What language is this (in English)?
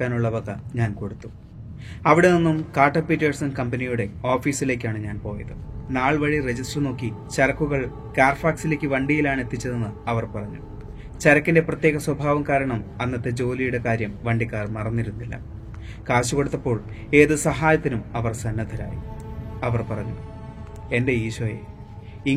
Malayalam